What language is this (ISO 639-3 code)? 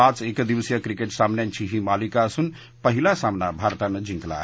mar